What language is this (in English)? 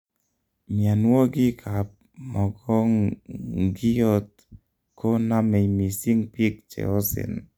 Kalenjin